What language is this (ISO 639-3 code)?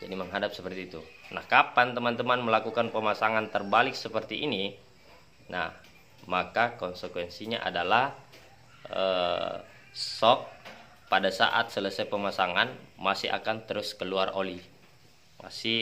ind